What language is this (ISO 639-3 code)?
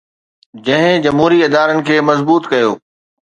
snd